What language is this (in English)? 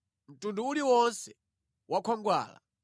Nyanja